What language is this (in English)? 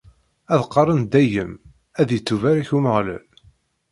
Kabyle